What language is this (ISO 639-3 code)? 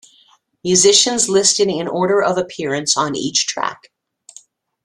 eng